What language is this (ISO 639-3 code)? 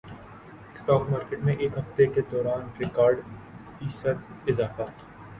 urd